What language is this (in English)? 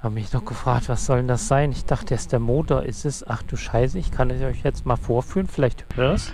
German